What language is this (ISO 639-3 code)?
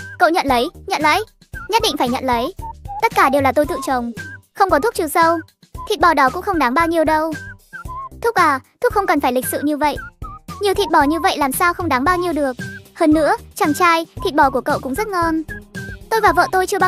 vie